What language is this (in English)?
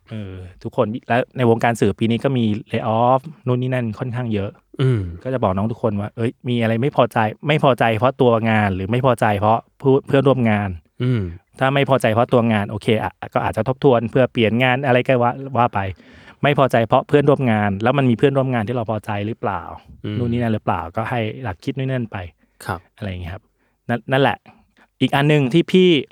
Thai